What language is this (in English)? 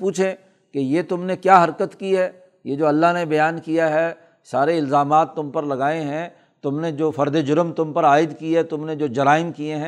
Urdu